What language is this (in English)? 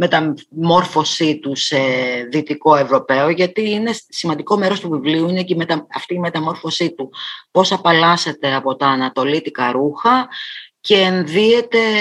Greek